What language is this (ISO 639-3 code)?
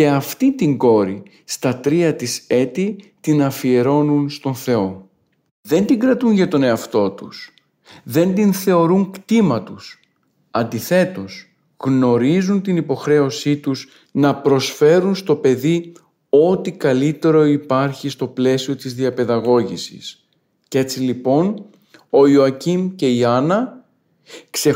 ell